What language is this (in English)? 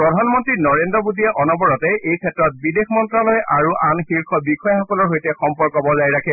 Assamese